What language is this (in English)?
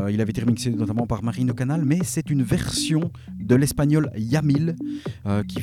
French